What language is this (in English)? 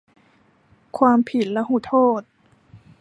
Thai